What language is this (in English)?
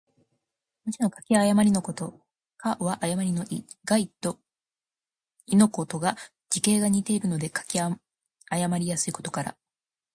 Japanese